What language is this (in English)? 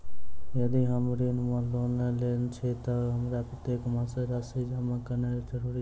Maithili